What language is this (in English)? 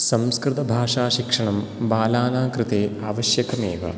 Sanskrit